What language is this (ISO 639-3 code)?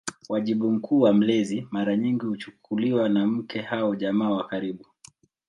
swa